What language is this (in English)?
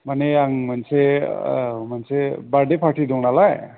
Bodo